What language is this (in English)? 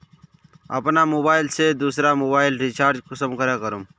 Magahi